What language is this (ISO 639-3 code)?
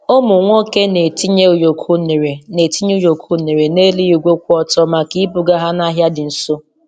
ibo